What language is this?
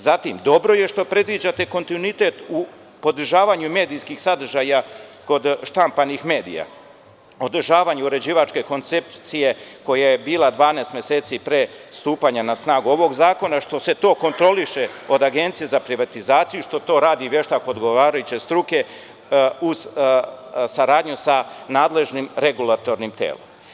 Serbian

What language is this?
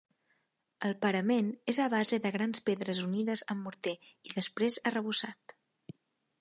Catalan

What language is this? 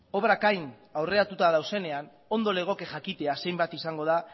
Basque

